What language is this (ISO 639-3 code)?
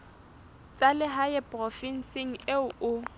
sot